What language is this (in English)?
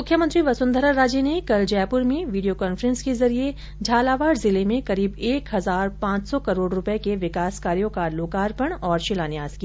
Hindi